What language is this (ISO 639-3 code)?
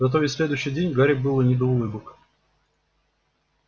rus